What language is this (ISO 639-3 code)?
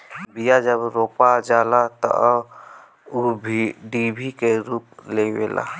bho